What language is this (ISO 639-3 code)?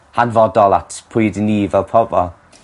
cym